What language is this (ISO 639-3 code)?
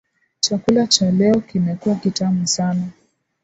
swa